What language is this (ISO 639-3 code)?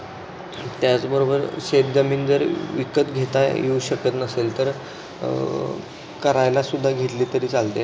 mar